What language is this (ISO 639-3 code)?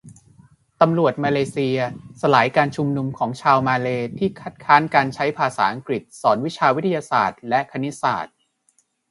tha